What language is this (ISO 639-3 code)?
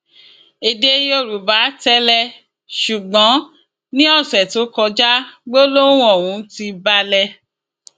yor